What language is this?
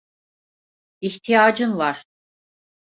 Turkish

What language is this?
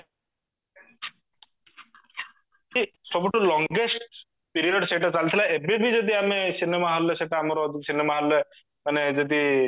Odia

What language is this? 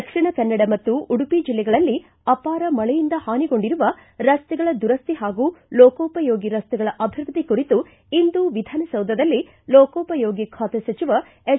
Kannada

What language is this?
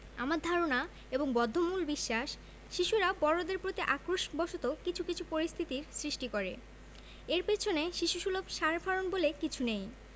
Bangla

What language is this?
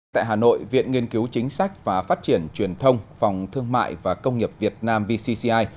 Vietnamese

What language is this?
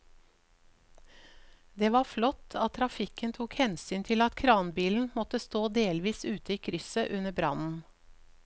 Norwegian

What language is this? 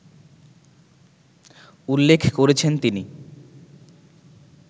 Bangla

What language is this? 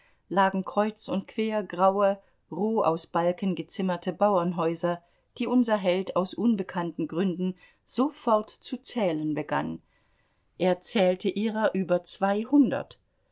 German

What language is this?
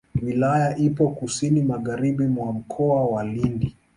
Swahili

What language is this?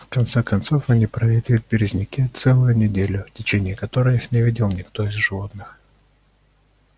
Russian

